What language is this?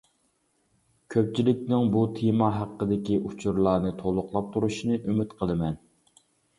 Uyghur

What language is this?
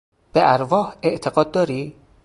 Persian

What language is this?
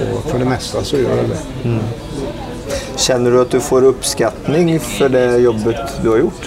Swedish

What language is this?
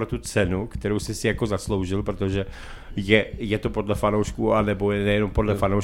Czech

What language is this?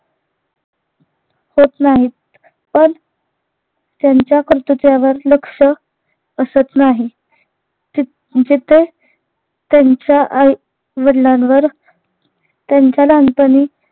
Marathi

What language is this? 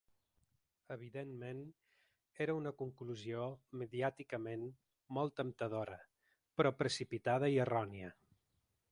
Catalan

